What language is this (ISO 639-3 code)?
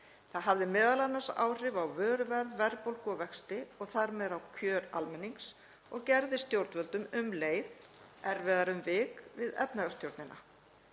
isl